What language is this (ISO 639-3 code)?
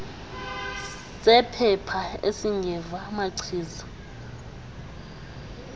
xho